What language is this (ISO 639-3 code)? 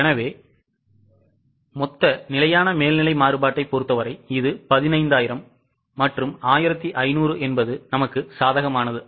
tam